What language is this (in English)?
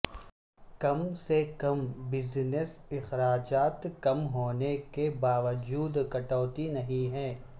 Urdu